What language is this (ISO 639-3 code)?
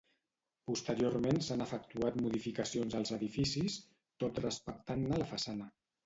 cat